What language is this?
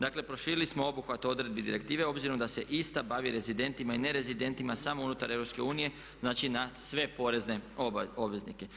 Croatian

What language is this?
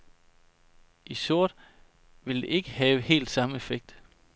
Danish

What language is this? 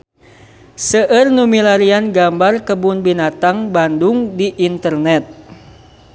Sundanese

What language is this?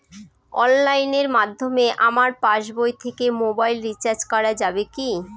Bangla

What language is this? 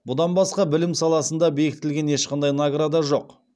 Kazakh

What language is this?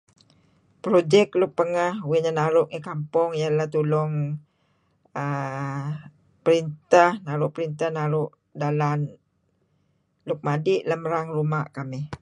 Kelabit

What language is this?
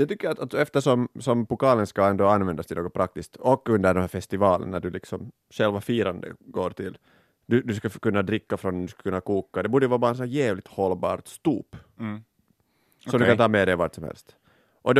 Swedish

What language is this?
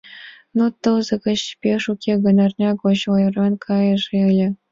Mari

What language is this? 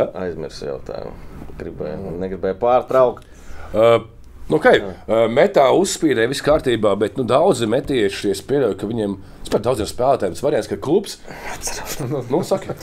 Latvian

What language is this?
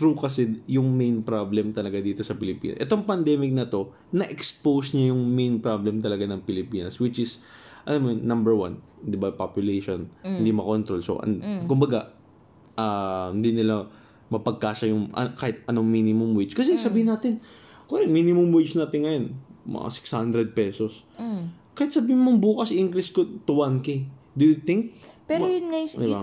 Filipino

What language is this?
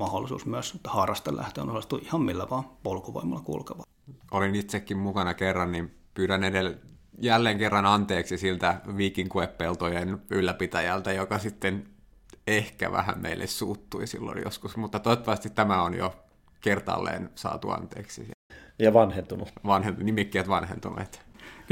Finnish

